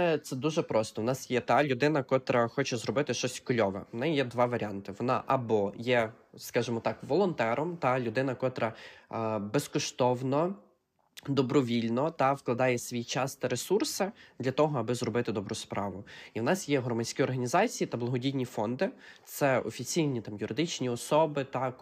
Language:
Ukrainian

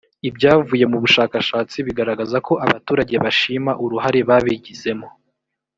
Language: Kinyarwanda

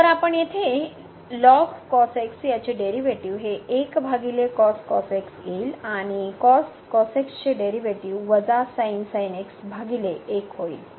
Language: Marathi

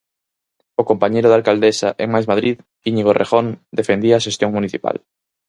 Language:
Galician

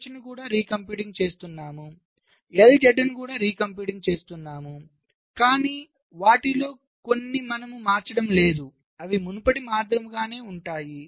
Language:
Telugu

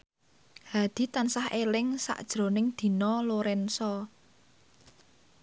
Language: Javanese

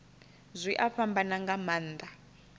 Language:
Venda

